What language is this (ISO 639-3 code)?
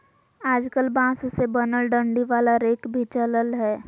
mag